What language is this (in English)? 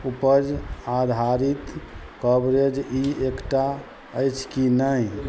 Maithili